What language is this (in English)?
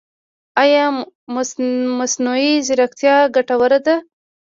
Pashto